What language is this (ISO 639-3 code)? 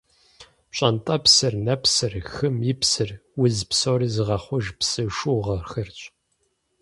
kbd